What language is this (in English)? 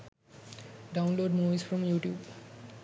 Sinhala